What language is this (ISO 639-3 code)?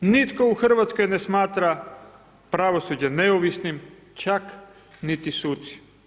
hrv